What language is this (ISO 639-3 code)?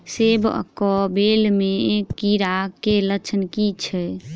mai